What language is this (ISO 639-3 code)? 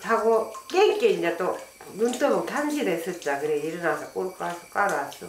kor